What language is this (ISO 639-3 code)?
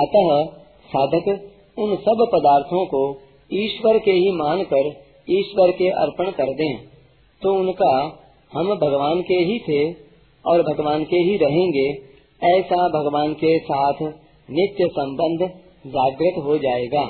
hin